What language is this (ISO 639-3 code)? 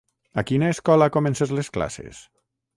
cat